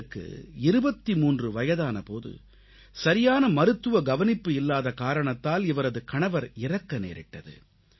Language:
Tamil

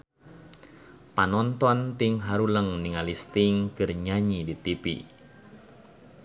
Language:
Sundanese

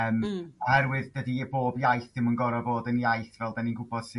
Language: Welsh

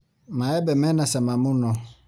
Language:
Kikuyu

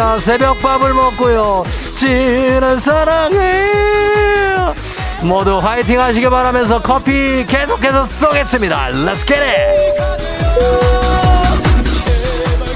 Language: Korean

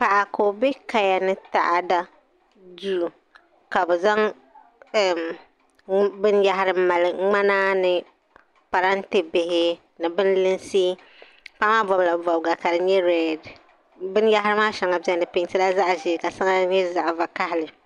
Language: Dagbani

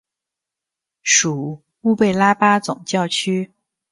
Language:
Chinese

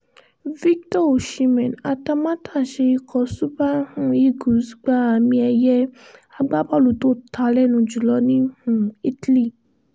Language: Yoruba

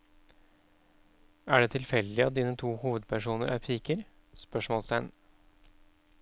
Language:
Norwegian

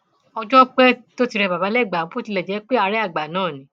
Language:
Yoruba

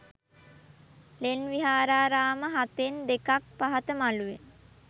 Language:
Sinhala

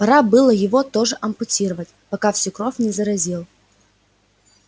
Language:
Russian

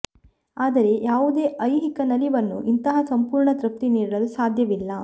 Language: Kannada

